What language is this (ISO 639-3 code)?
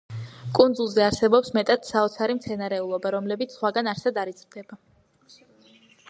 kat